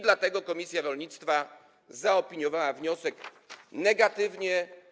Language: Polish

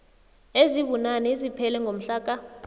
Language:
South Ndebele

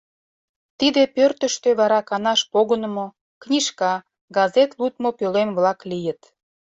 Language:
Mari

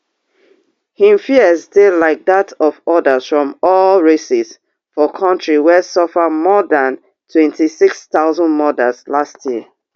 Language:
Nigerian Pidgin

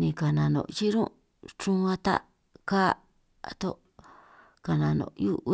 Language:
San Martín Itunyoso Triqui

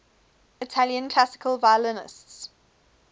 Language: English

